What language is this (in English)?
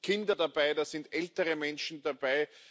German